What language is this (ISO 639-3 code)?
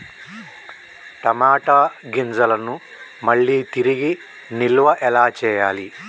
tel